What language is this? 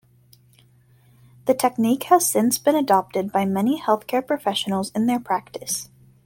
English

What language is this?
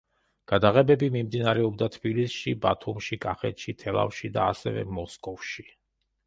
Georgian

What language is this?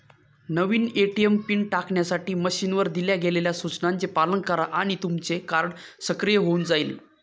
Marathi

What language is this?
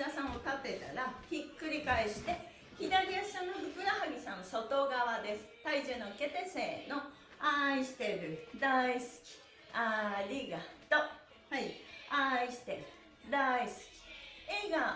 Japanese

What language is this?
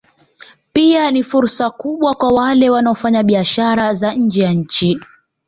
Swahili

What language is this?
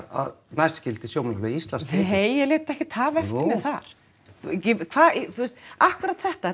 Icelandic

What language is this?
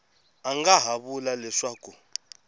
Tsonga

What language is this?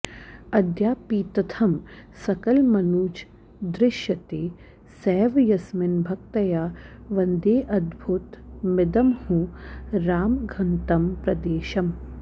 Sanskrit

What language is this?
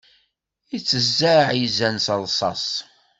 Kabyle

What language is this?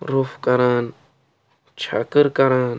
Kashmiri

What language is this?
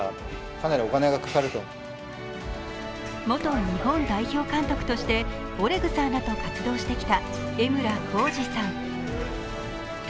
Japanese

